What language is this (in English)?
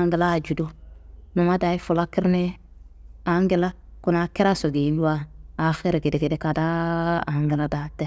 Kanembu